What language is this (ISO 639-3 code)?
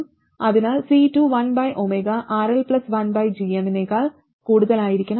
mal